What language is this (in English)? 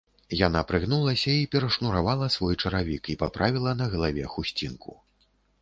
Belarusian